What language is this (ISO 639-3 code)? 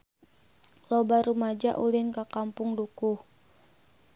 sun